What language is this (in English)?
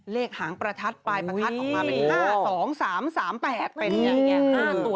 Thai